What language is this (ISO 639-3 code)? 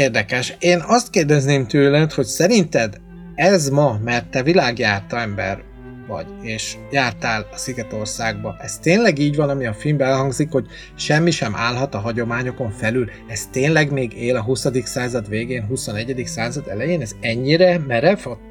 hun